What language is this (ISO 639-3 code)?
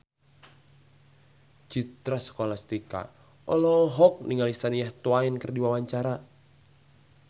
sun